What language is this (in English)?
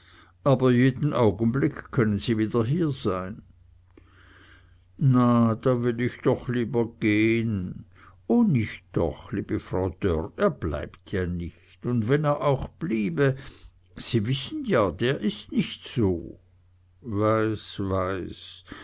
German